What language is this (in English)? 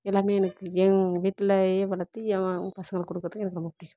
Tamil